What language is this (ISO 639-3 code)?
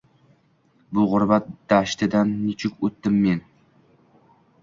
uzb